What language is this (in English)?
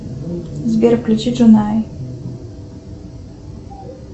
Russian